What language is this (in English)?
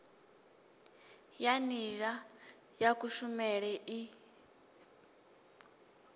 Venda